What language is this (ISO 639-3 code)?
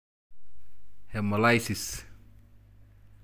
mas